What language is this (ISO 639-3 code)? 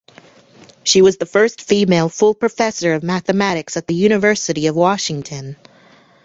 eng